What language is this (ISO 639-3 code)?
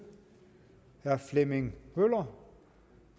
dan